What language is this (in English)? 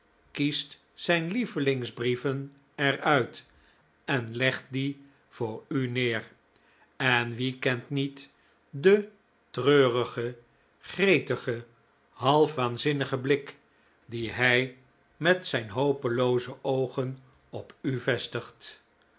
Dutch